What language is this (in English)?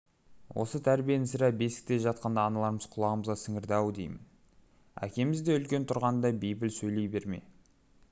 Kazakh